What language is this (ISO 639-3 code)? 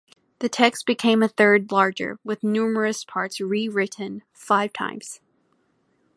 eng